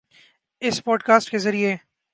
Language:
Urdu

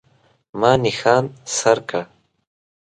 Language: Pashto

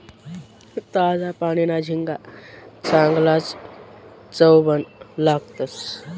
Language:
Marathi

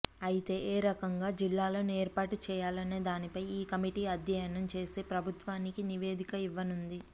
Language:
Telugu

